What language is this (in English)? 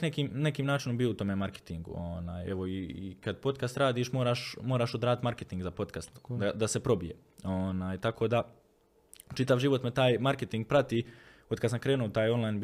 Croatian